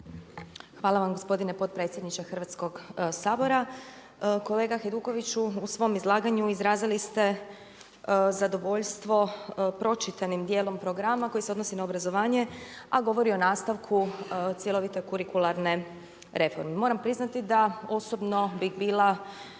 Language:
Croatian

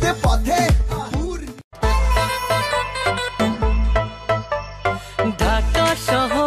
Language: Hindi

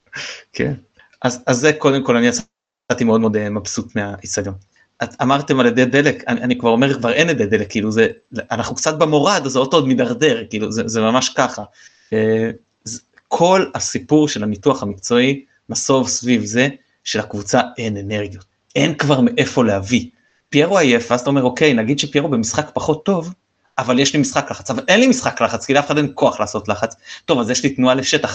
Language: Hebrew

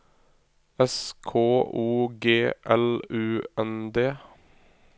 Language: Norwegian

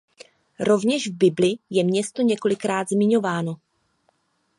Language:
Czech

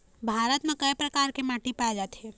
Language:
Chhattisgarhi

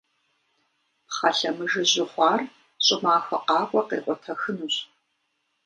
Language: Kabardian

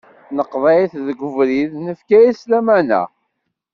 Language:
Kabyle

